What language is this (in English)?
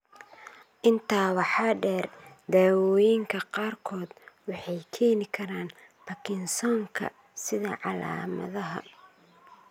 Somali